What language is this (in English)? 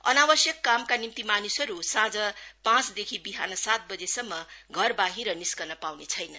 Nepali